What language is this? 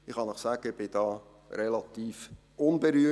Swiss German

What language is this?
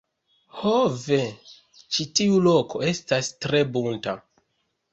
Esperanto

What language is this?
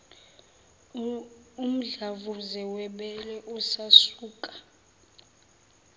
Zulu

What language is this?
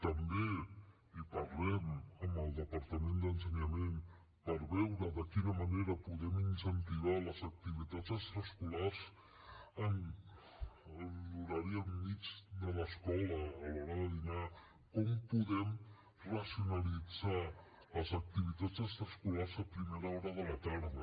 Catalan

